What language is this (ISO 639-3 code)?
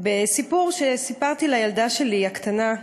heb